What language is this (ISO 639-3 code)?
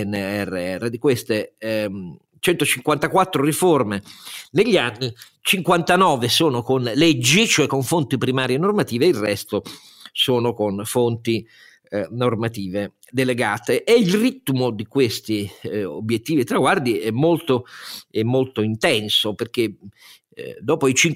ita